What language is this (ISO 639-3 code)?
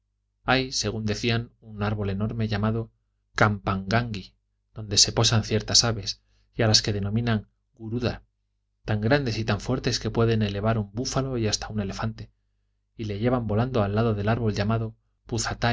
spa